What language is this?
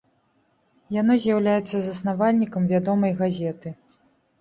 Belarusian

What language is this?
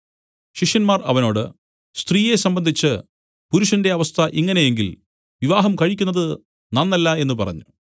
Malayalam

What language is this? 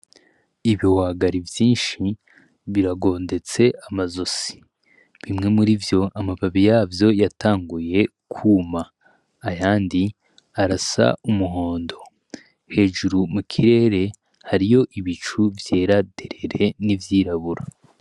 Rundi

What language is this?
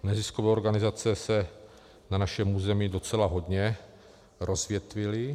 Czech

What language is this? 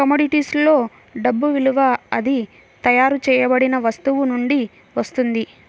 Telugu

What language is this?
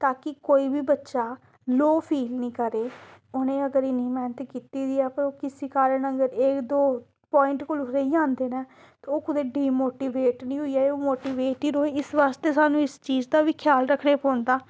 Dogri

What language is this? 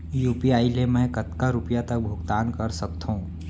Chhattisgarhi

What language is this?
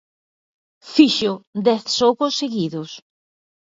Galician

